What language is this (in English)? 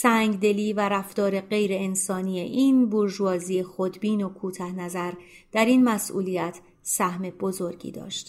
Persian